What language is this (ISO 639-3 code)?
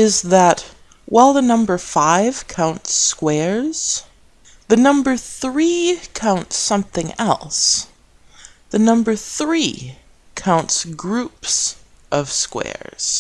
eng